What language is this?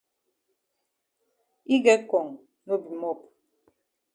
Cameroon Pidgin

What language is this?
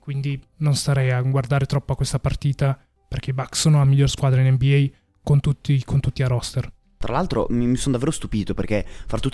Italian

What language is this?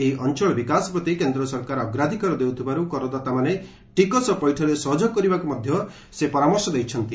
Odia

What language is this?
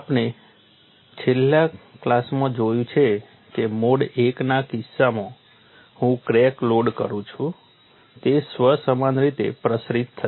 Gujarati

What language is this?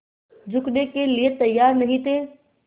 Hindi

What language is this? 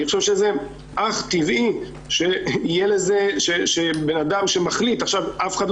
Hebrew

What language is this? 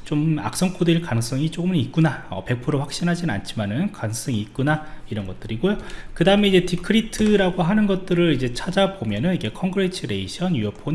Korean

